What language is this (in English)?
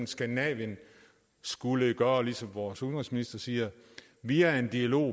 Danish